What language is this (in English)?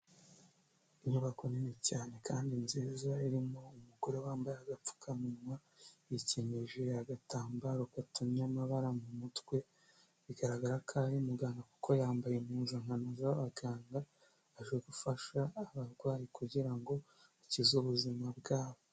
Kinyarwanda